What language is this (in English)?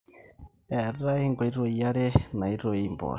Masai